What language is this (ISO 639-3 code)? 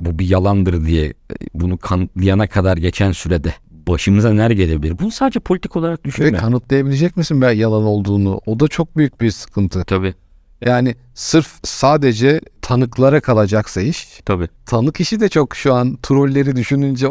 tur